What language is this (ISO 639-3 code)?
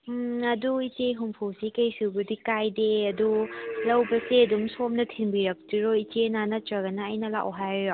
mni